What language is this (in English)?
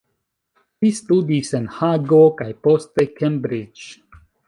Esperanto